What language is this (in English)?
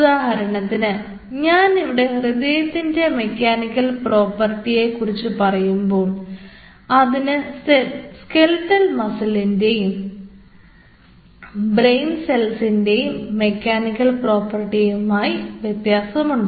Malayalam